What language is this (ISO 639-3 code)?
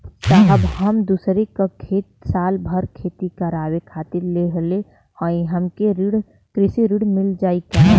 bho